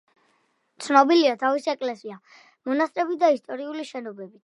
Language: Georgian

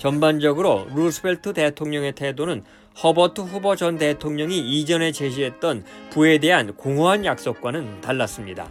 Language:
Korean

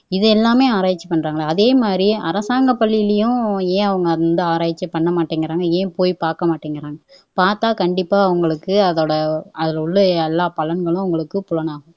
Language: Tamil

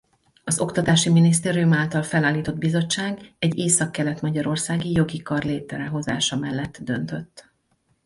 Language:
Hungarian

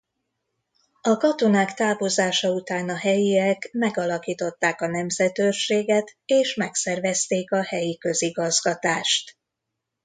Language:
Hungarian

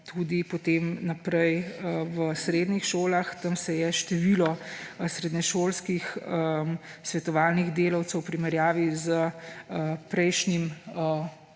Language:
Slovenian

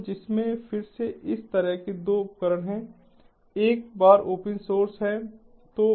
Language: Hindi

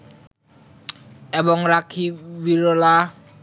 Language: Bangla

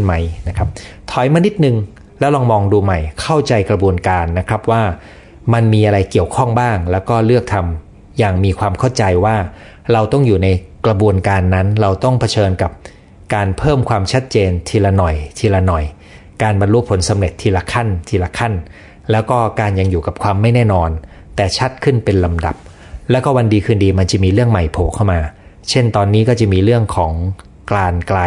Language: Thai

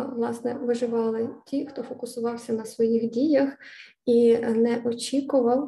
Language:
Ukrainian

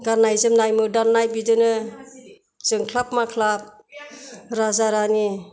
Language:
Bodo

